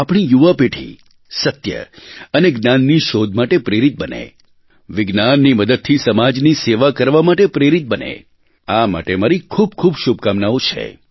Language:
Gujarati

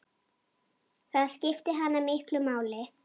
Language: Icelandic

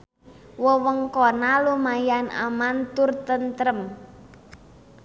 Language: Sundanese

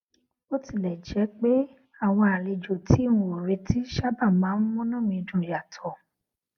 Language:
Yoruba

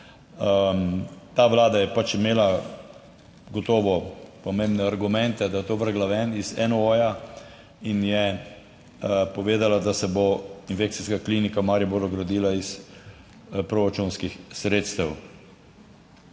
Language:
Slovenian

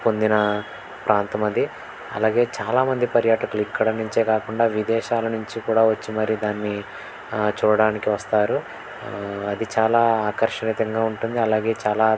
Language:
Telugu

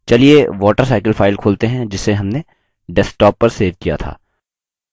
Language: Hindi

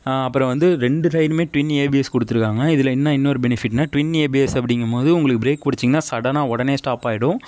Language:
Tamil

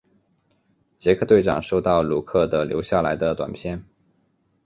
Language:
Chinese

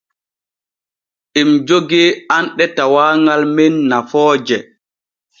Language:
Borgu Fulfulde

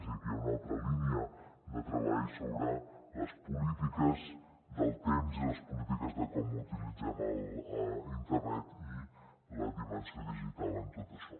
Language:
Catalan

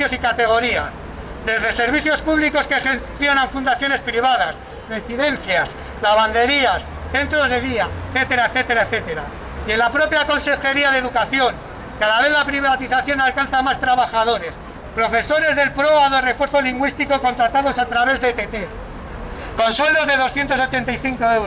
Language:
Spanish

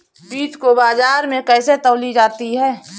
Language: Hindi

